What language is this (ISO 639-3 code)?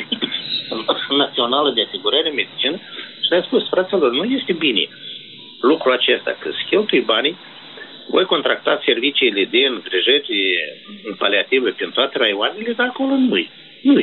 ron